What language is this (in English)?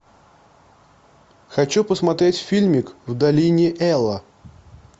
Russian